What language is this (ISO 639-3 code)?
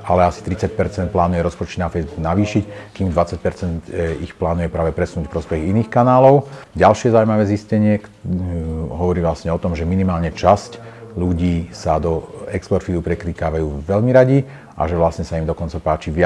slk